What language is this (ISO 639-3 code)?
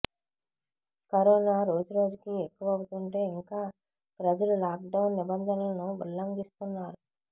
tel